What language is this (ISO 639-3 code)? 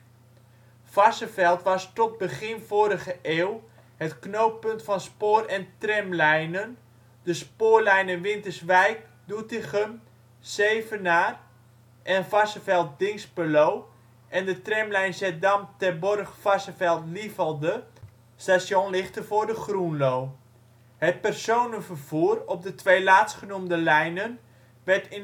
nld